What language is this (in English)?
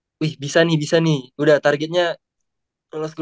Indonesian